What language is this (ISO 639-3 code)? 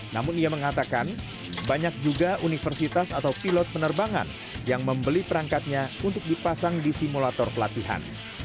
ind